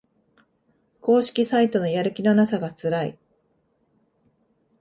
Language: Japanese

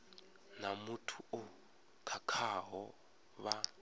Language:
Venda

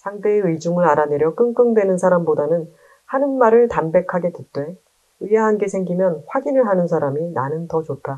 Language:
Korean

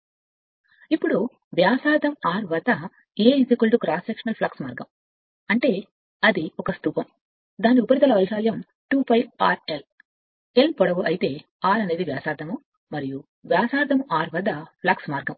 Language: Telugu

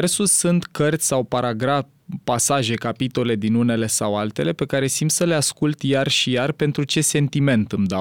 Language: Romanian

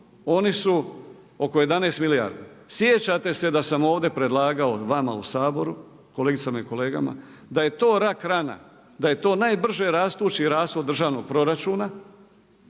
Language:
Croatian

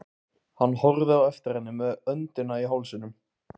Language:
Icelandic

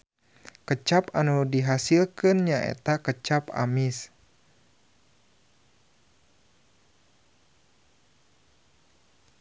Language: Sundanese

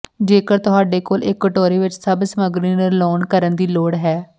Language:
Punjabi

